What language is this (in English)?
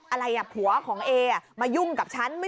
Thai